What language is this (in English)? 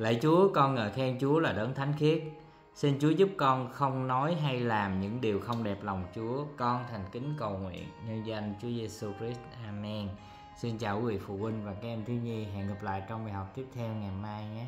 Vietnamese